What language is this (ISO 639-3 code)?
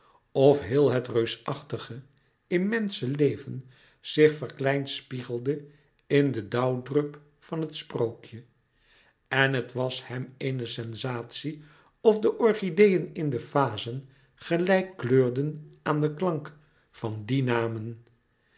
nld